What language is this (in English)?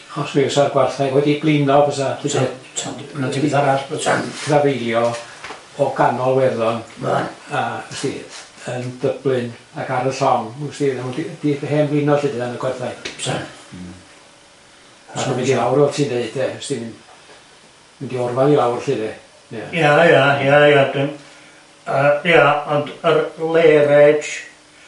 Welsh